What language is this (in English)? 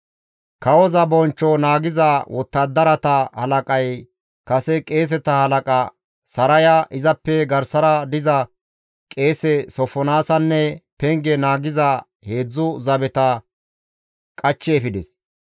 Gamo